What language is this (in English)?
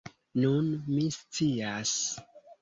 Esperanto